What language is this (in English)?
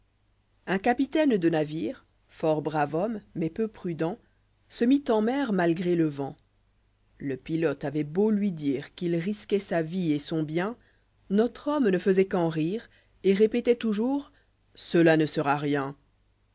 French